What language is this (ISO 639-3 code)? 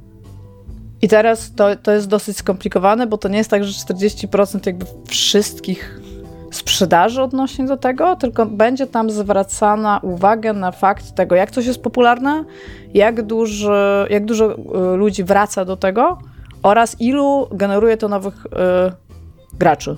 pol